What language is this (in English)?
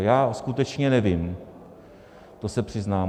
Czech